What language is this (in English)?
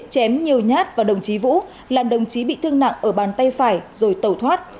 Vietnamese